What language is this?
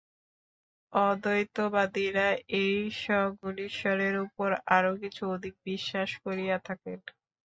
Bangla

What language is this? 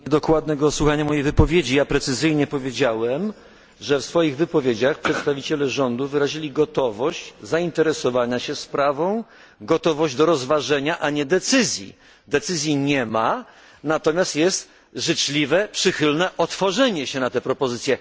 Polish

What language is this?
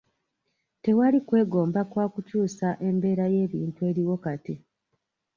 Ganda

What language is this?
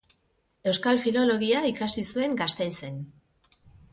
Basque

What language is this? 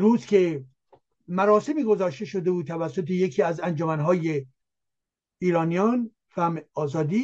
Persian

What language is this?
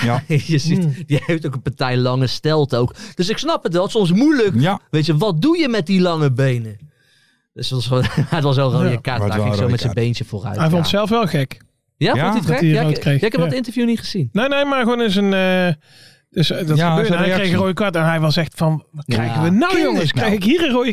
Dutch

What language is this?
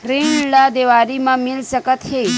Chhattisgarhi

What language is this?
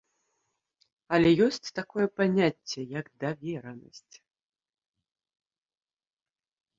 Belarusian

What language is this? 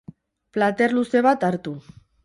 Basque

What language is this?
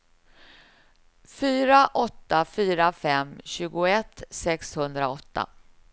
Swedish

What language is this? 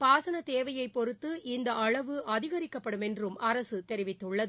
Tamil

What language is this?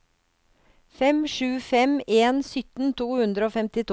Norwegian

